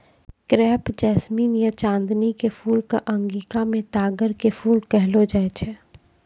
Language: Maithili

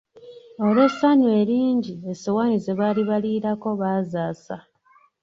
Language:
Ganda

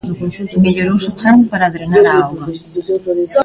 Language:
Galician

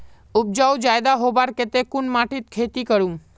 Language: Magahi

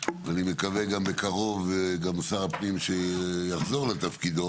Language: Hebrew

